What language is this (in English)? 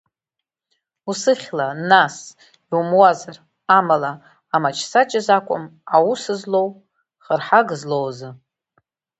Abkhazian